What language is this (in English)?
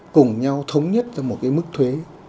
Vietnamese